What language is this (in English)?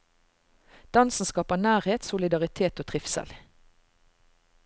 Norwegian